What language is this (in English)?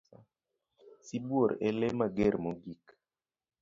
Luo (Kenya and Tanzania)